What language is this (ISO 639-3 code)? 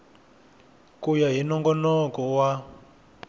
tso